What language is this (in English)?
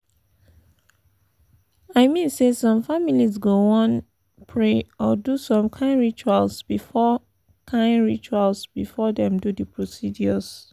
Nigerian Pidgin